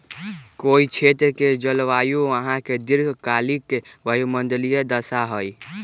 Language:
Magahi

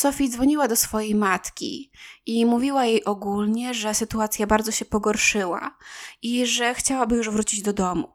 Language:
Polish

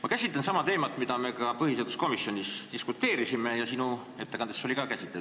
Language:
Estonian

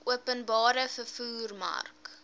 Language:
Afrikaans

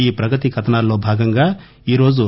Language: Telugu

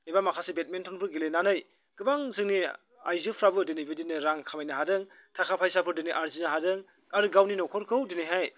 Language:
Bodo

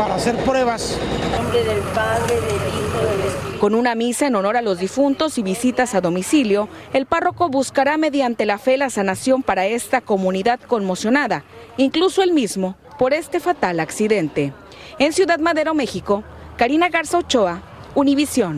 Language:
Spanish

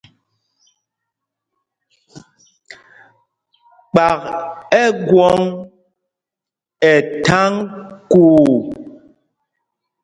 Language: Mpumpong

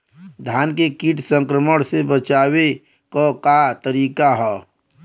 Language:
Bhojpuri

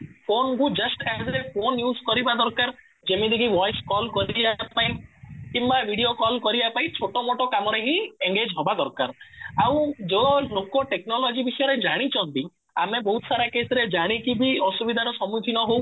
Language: Odia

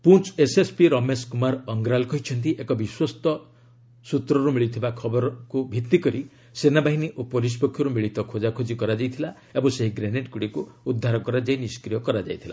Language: Odia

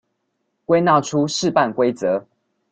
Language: Chinese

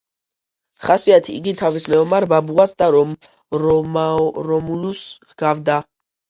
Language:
Georgian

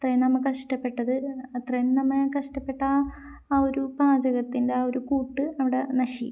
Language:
Malayalam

